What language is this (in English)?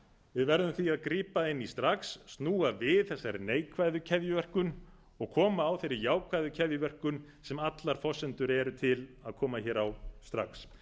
Icelandic